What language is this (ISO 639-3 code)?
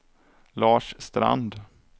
swe